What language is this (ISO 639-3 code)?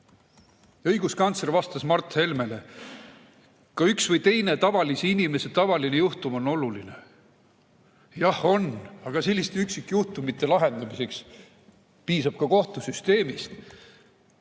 est